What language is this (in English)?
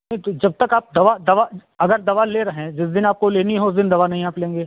Hindi